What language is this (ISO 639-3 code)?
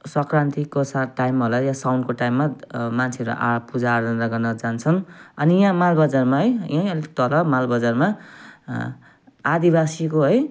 nep